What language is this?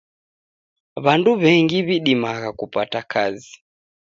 Taita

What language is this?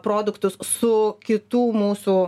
Lithuanian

